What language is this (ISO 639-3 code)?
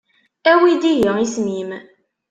kab